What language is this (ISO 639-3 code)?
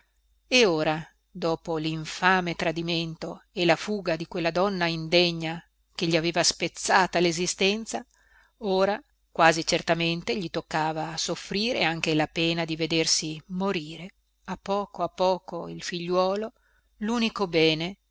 ita